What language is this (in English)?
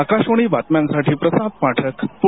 Marathi